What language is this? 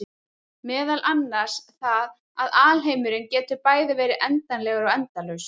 Icelandic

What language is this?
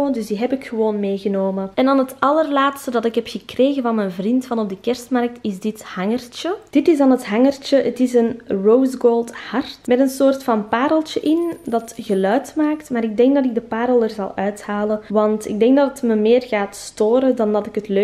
Dutch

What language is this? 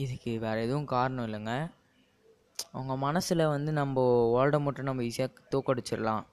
Tamil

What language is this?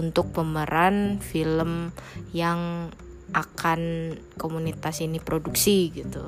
Indonesian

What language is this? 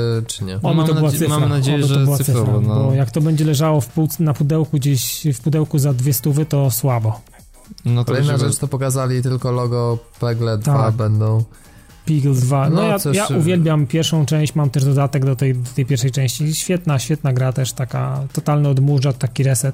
Polish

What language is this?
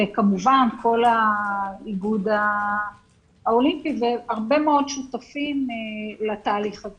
Hebrew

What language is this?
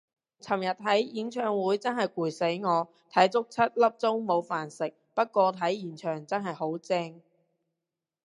Cantonese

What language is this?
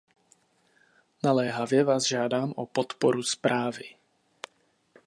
Czech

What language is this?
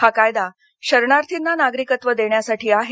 Marathi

